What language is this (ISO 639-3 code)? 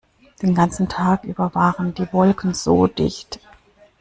deu